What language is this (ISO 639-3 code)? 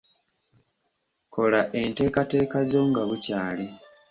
lug